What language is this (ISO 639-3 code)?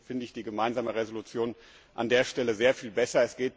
deu